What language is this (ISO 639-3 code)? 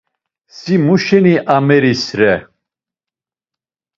lzz